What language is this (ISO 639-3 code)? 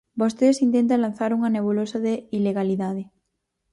glg